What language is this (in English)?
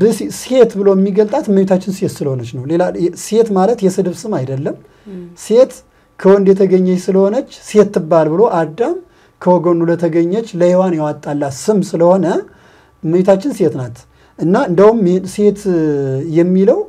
Arabic